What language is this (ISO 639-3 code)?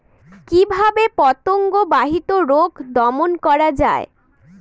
ben